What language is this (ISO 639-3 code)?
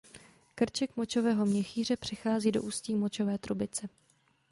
ces